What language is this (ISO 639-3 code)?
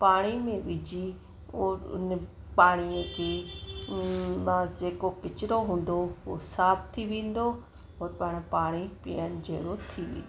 snd